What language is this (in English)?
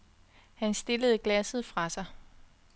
Danish